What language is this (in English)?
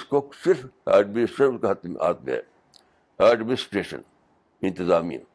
Urdu